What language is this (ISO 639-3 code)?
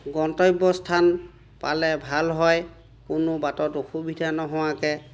asm